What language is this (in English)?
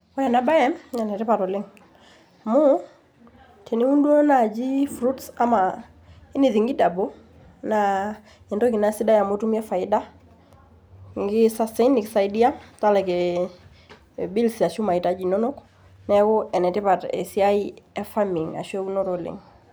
Masai